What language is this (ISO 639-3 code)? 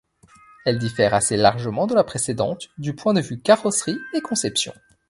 fra